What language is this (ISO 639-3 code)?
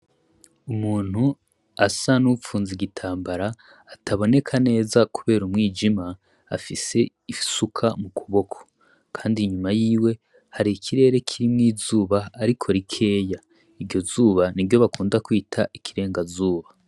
run